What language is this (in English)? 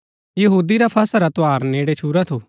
Gaddi